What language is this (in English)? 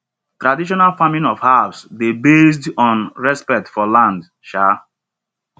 Nigerian Pidgin